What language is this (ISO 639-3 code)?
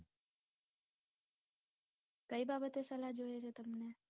guj